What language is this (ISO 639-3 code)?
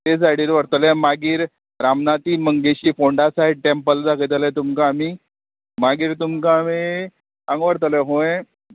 kok